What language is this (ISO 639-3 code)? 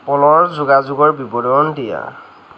asm